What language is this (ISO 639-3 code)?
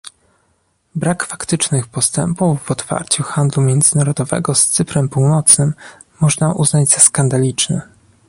pol